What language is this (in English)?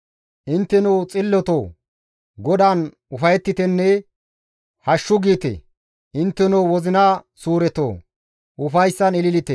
Gamo